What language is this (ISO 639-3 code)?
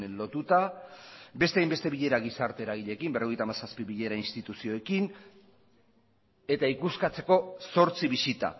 eus